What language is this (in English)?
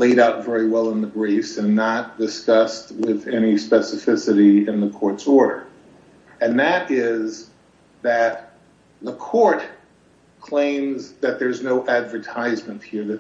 English